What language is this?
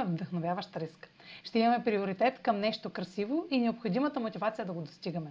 Bulgarian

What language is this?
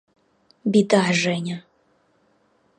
Russian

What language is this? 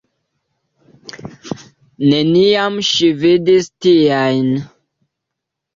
Esperanto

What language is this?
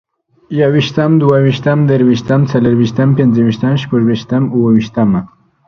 Pashto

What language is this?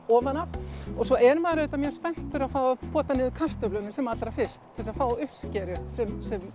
Icelandic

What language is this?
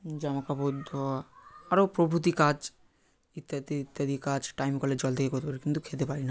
Bangla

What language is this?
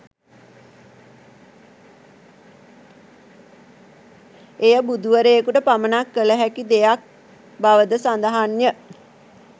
Sinhala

